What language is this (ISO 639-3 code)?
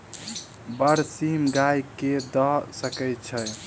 mai